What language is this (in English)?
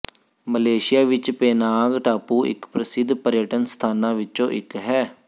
Punjabi